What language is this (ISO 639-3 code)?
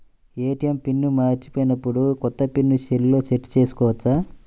tel